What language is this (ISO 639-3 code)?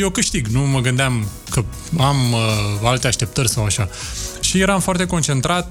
ron